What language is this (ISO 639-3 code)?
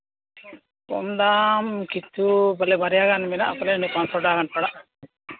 sat